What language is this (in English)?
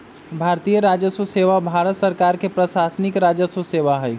Magahi